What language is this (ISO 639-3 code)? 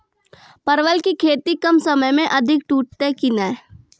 mai